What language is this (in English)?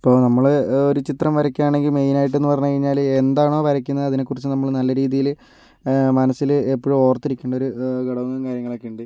Malayalam